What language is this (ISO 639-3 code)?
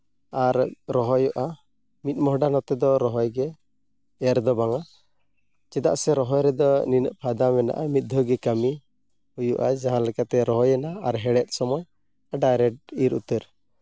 sat